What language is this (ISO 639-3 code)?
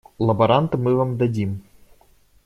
rus